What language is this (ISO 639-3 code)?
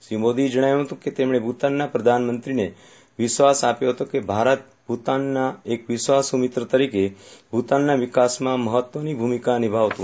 guj